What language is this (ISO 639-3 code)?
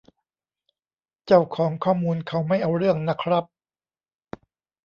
tha